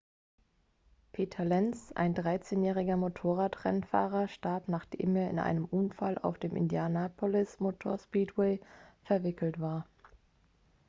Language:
German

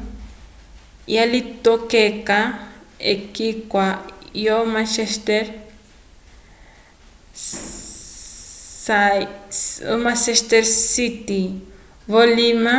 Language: Umbundu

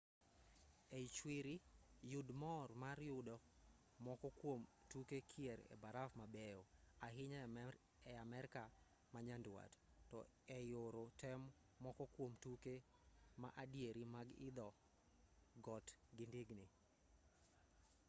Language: Luo (Kenya and Tanzania)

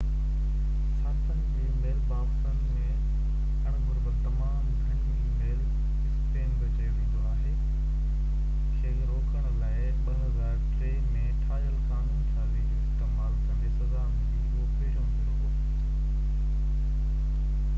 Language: Sindhi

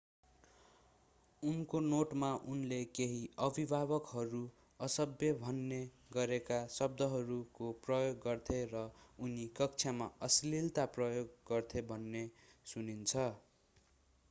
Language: Nepali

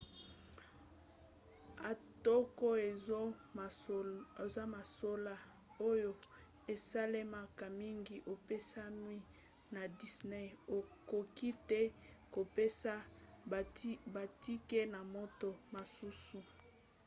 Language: Lingala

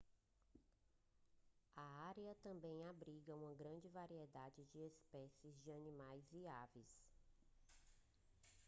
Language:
Portuguese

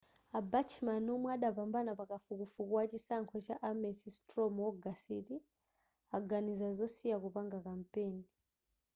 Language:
Nyanja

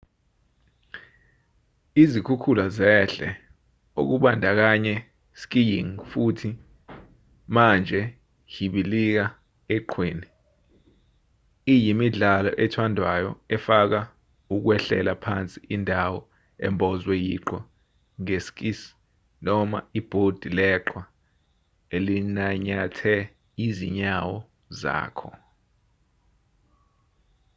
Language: Zulu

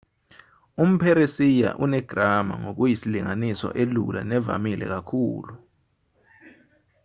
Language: Zulu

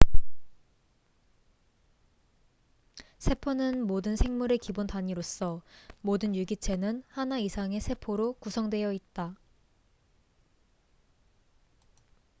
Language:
Korean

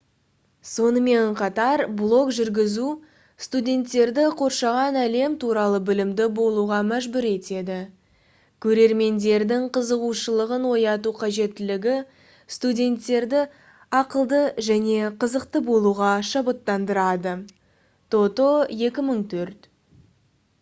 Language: Kazakh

